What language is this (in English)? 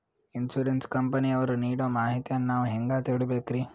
Kannada